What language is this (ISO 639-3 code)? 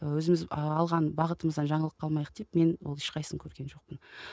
kaz